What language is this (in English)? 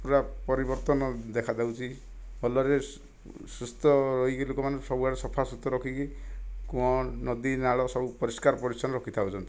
Odia